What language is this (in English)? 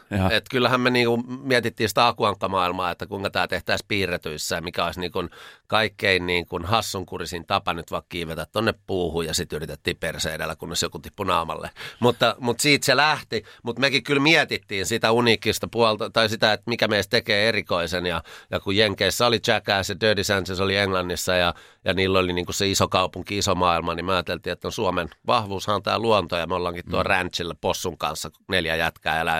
Finnish